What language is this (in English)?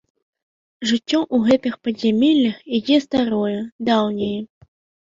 Belarusian